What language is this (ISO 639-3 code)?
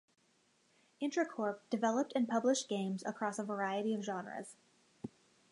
eng